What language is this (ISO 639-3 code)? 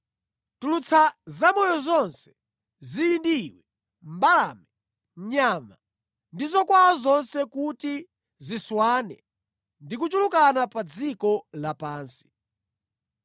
nya